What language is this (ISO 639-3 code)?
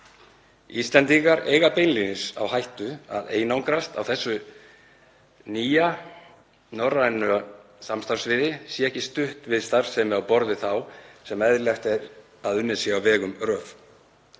isl